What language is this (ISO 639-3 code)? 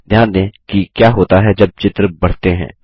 hin